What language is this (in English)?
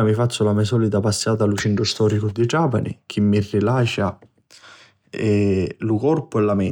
Sicilian